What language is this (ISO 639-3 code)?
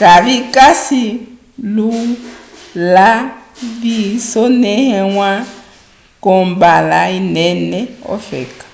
umb